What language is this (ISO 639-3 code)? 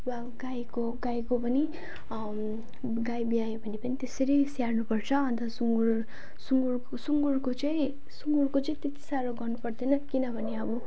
nep